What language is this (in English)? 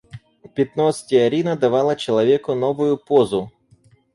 Russian